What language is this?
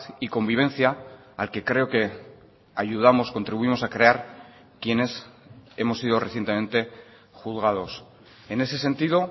Spanish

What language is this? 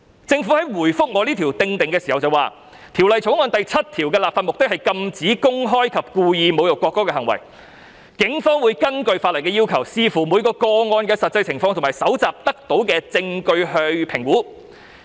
Cantonese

